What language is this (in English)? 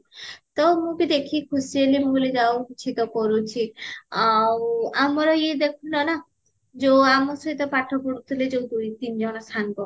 Odia